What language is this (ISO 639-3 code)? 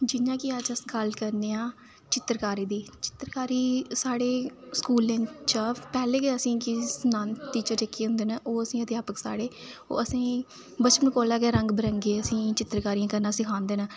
doi